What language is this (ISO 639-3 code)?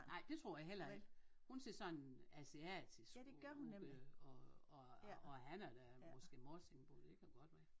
dan